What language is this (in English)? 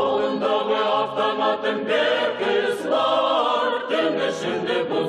Turkish